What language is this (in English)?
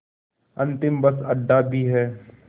Hindi